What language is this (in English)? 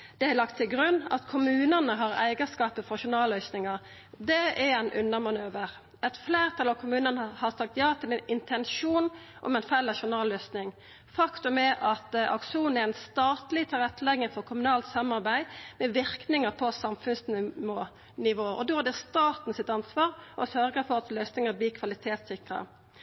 Norwegian Nynorsk